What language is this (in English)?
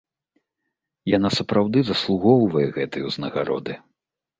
Belarusian